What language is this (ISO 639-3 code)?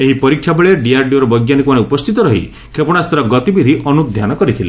ori